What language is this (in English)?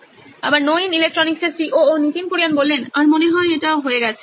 Bangla